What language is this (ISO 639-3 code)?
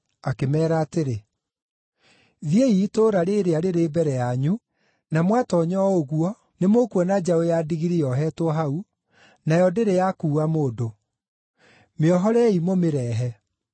kik